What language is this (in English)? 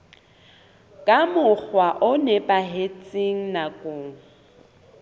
Southern Sotho